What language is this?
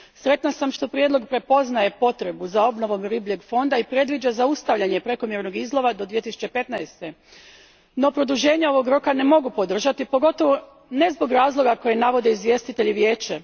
Croatian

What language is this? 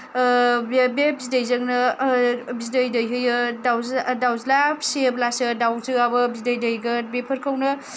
Bodo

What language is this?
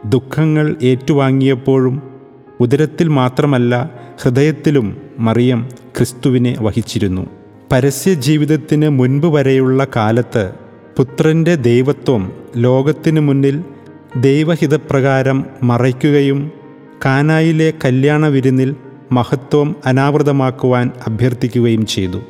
Malayalam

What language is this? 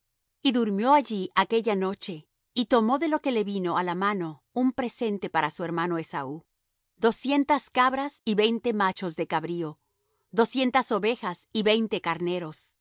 Spanish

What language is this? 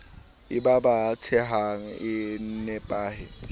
Southern Sotho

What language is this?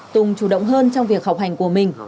Vietnamese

